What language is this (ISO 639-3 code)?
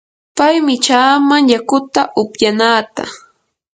qur